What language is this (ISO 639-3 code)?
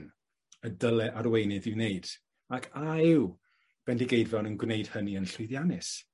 cym